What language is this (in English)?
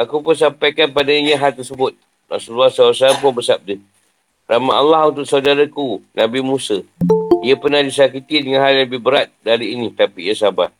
Malay